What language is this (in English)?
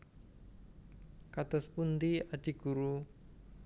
Javanese